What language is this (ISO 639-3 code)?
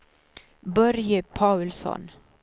swe